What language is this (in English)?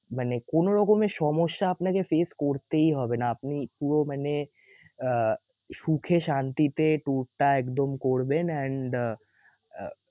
Bangla